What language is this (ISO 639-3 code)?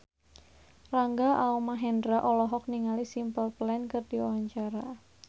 sun